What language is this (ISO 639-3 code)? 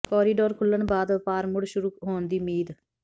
pan